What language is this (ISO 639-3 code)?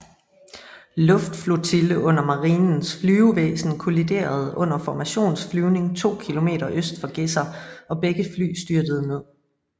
dan